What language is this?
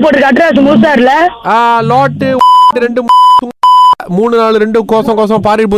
Tamil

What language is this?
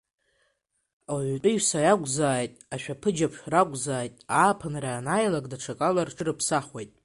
Abkhazian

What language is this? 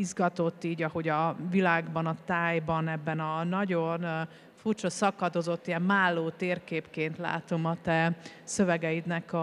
Hungarian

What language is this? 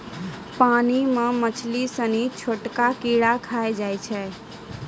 Maithili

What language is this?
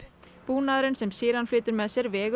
Icelandic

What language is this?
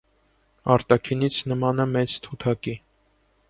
Armenian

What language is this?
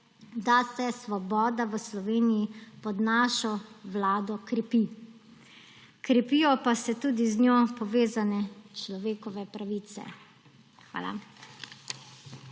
Slovenian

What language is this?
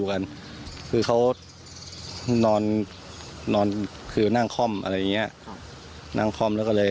Thai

